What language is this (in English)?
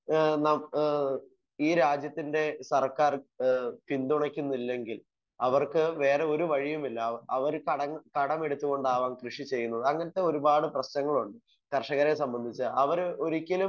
Malayalam